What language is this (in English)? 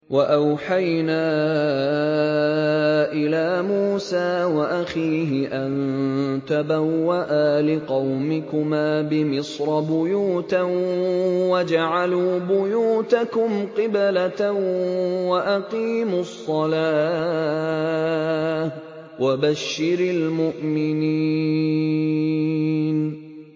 Arabic